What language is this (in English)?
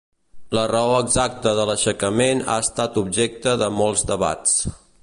Catalan